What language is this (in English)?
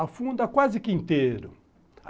Portuguese